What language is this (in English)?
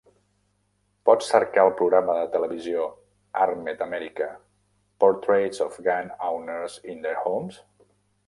Catalan